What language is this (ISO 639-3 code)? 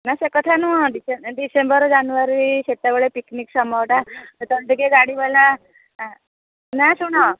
ori